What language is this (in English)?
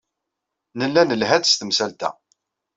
Kabyle